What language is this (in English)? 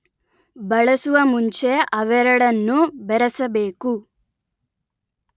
Kannada